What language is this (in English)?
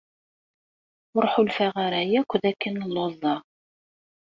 Kabyle